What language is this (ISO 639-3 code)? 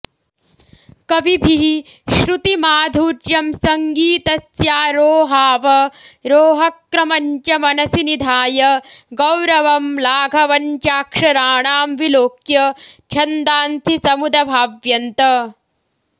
san